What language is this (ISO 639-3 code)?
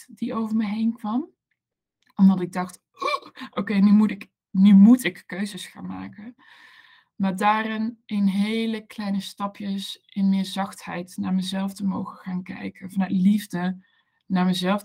nld